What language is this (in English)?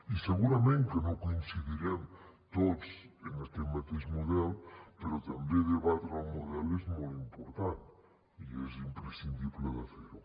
Catalan